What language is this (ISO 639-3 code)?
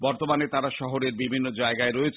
ben